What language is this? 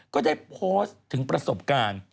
Thai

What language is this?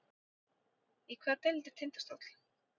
Icelandic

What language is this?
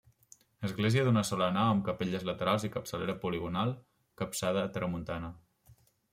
Catalan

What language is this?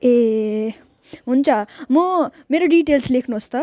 Nepali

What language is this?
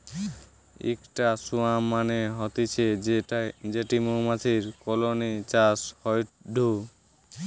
Bangla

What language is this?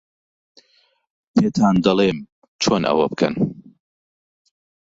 Central Kurdish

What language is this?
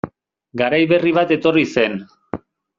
Basque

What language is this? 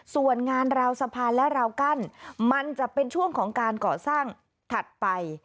Thai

